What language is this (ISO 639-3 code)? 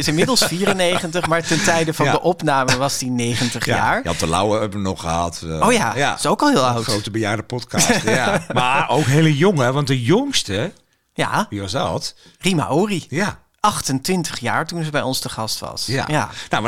nld